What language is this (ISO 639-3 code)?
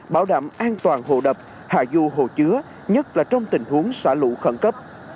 vie